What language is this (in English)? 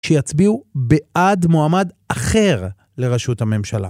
Hebrew